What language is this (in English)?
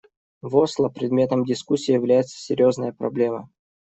Russian